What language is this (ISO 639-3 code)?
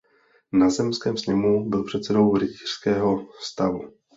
ces